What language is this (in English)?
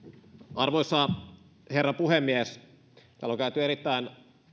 Finnish